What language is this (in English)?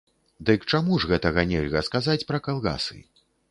Belarusian